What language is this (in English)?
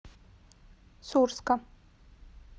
Russian